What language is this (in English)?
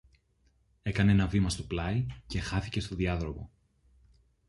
Greek